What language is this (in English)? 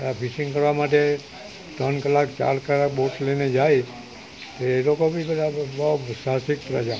Gujarati